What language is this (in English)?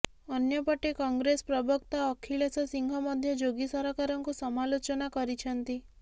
Odia